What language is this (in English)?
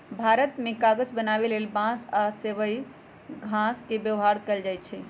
Magahi